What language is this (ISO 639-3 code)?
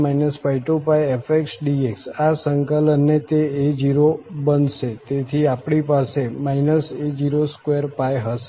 guj